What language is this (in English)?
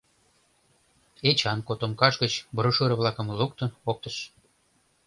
Mari